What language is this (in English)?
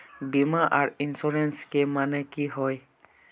Magahi